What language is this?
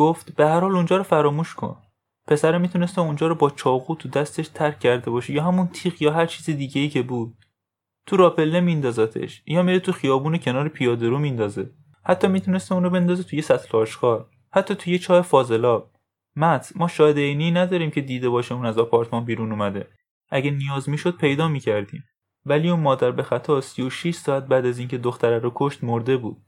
Persian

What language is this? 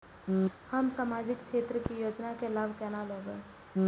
Maithili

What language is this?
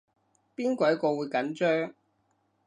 Cantonese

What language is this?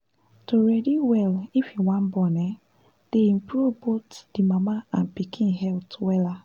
Nigerian Pidgin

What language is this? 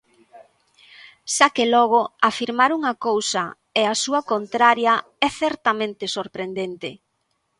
Galician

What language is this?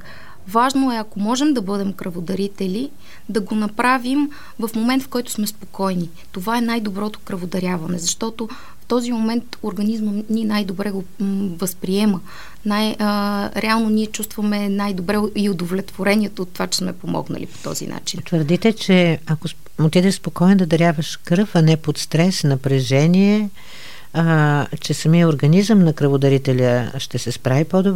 Bulgarian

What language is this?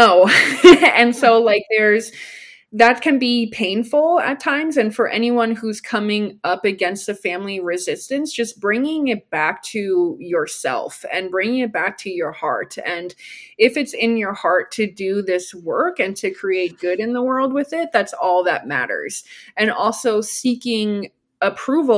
English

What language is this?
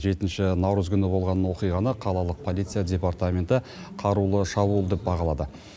Kazakh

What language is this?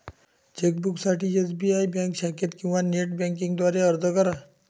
Marathi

